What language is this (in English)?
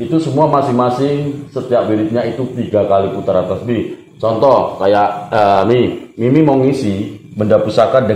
Indonesian